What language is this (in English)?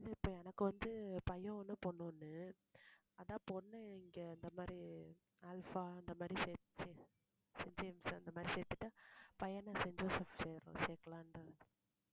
Tamil